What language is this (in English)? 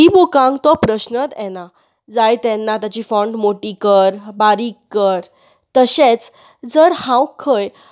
Konkani